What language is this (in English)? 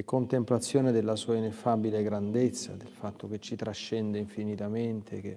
Italian